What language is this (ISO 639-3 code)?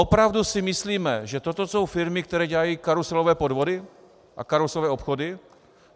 ces